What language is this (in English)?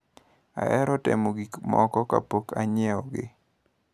Luo (Kenya and Tanzania)